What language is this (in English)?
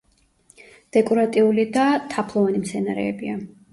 Georgian